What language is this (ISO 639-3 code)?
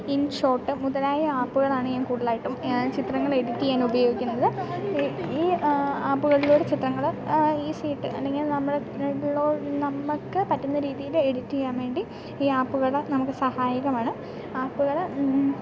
mal